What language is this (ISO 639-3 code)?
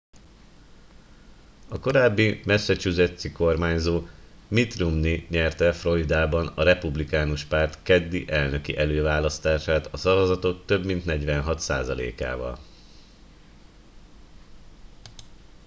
hun